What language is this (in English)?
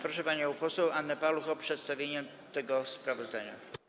Polish